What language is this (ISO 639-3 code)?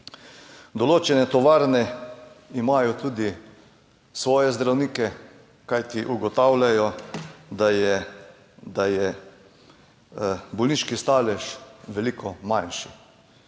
slv